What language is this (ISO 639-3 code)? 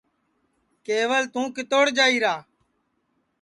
ssi